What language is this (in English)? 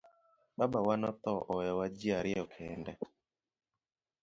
Luo (Kenya and Tanzania)